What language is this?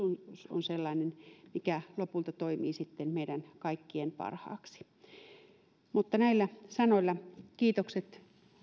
Finnish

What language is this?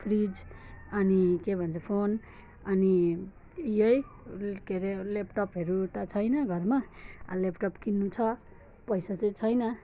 Nepali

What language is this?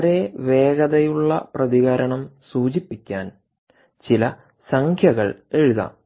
Malayalam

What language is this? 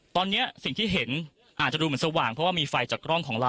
Thai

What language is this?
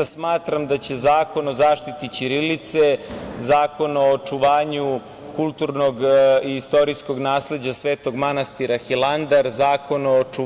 Serbian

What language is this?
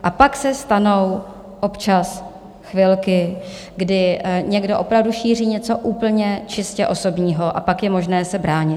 Czech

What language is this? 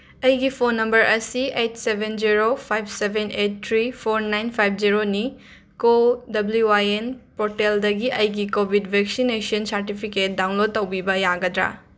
Manipuri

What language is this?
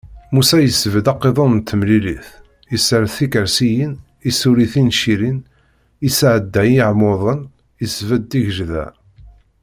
Kabyle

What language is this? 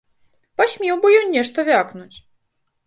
Belarusian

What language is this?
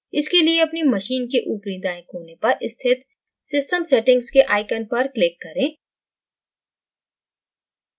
Hindi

